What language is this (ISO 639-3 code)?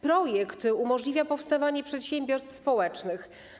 pol